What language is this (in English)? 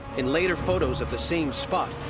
English